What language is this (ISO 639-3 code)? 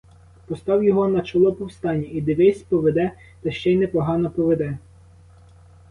ukr